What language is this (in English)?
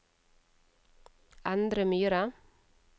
Norwegian